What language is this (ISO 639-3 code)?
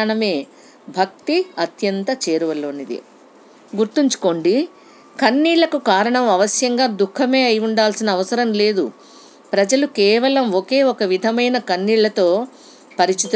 tel